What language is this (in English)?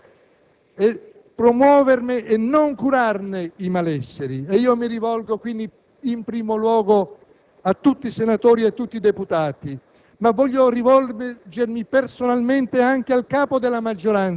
Italian